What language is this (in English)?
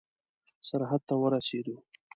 Pashto